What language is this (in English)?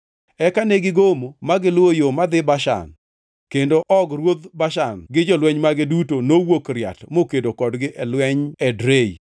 Luo (Kenya and Tanzania)